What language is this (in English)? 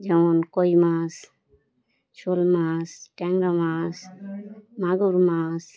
Bangla